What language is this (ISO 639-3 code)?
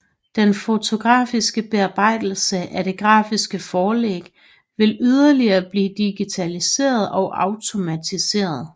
dan